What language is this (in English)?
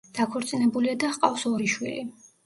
Georgian